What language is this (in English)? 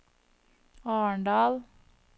Norwegian